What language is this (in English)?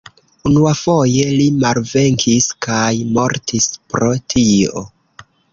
Esperanto